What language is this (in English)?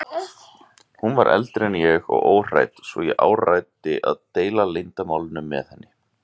Icelandic